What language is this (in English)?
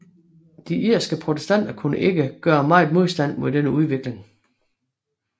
Danish